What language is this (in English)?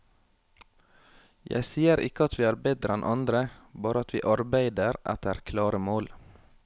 Norwegian